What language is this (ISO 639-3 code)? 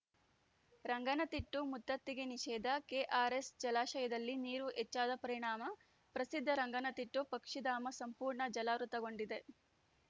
kan